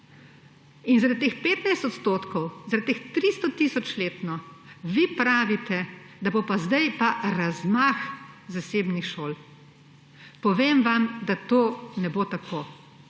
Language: Slovenian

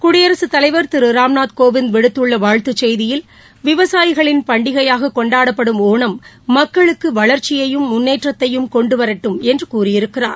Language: Tamil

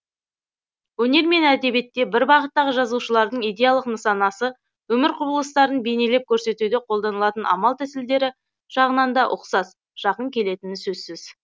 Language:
Kazakh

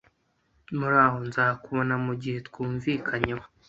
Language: Kinyarwanda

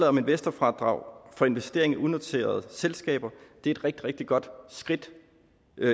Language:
Danish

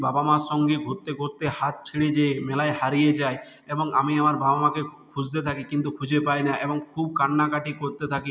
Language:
Bangla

